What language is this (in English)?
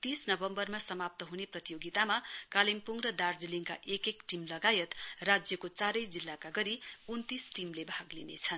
Nepali